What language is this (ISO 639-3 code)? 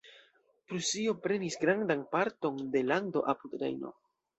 epo